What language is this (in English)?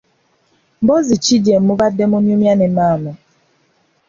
Ganda